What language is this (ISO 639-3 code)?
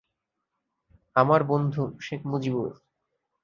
ben